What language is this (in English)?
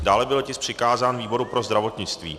Czech